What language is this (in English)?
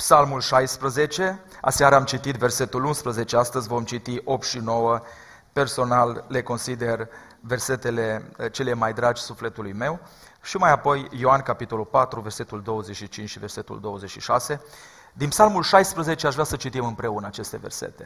Romanian